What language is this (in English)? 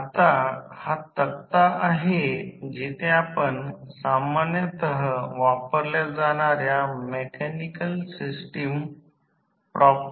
Marathi